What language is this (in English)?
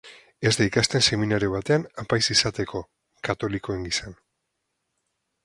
Basque